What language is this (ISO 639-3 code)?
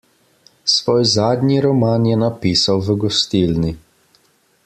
slv